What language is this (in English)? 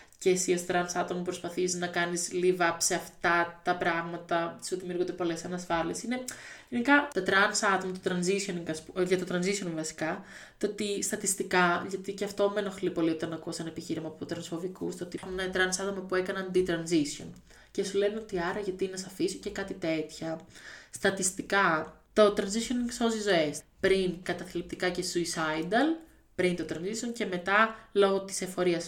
Greek